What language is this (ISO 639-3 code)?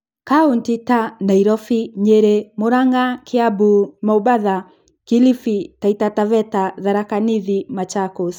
kik